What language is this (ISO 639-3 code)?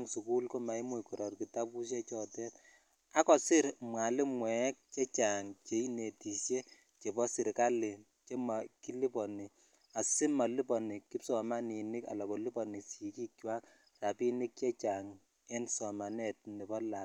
kln